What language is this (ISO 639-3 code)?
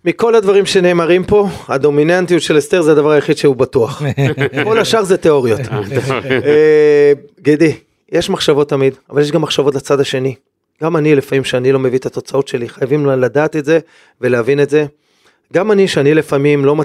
heb